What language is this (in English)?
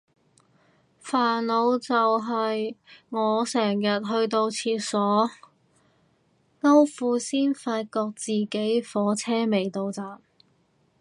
Cantonese